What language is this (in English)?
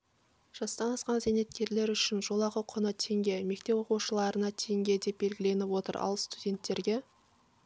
Kazakh